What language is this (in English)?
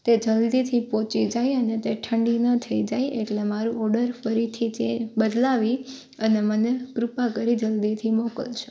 Gujarati